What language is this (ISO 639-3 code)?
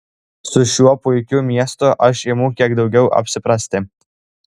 lit